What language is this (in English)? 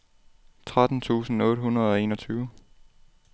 Danish